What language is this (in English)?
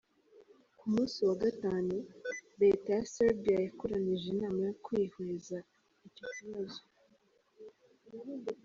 Kinyarwanda